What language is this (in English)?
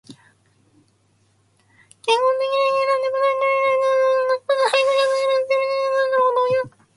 Japanese